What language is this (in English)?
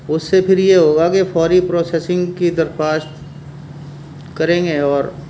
Urdu